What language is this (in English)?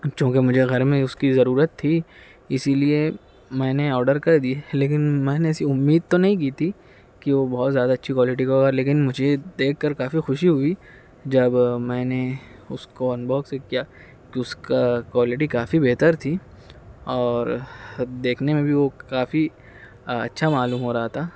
Urdu